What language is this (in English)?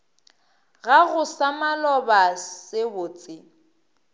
Northern Sotho